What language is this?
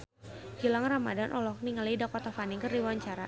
Sundanese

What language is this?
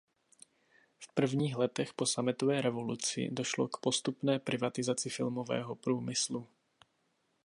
Czech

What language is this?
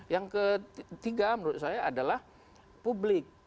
Indonesian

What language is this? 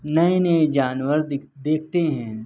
Urdu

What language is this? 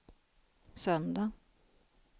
Swedish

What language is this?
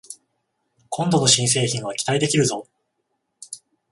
Japanese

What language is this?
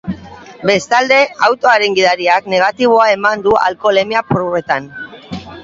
Basque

